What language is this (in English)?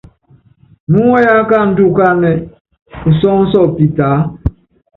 Yangben